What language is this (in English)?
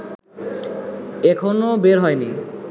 Bangla